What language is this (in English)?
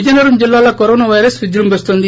Telugu